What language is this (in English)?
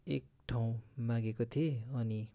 Nepali